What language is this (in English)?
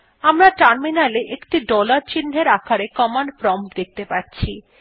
Bangla